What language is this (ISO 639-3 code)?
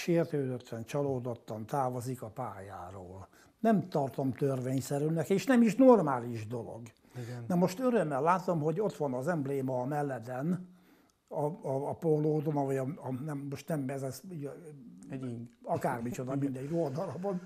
hun